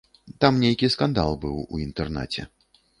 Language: Belarusian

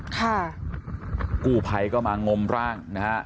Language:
Thai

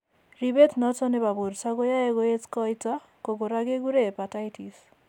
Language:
Kalenjin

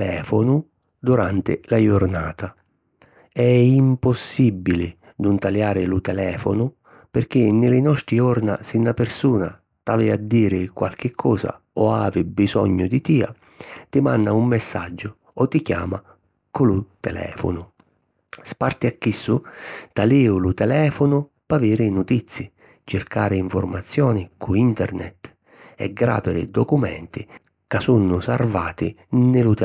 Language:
Sicilian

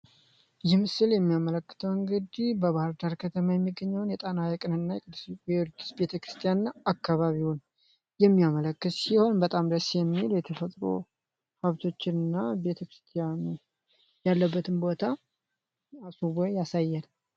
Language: Amharic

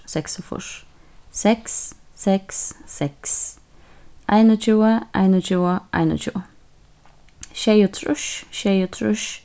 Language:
Faroese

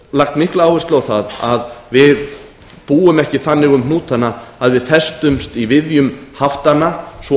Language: Icelandic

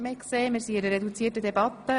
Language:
Swiss German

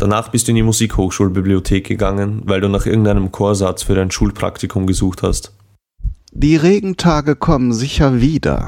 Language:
German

